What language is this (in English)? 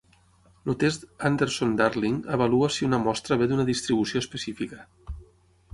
Catalan